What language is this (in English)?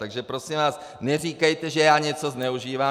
Czech